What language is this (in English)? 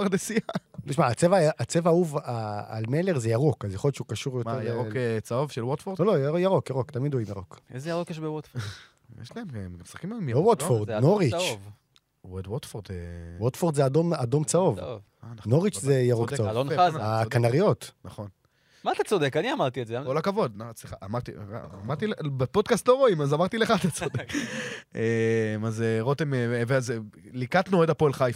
Hebrew